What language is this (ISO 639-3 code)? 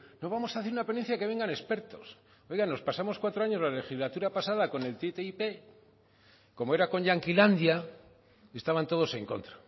spa